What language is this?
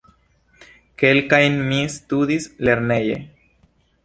Esperanto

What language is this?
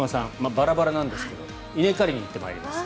Japanese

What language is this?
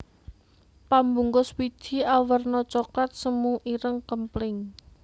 Javanese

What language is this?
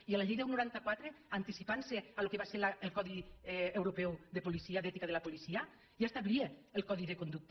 Catalan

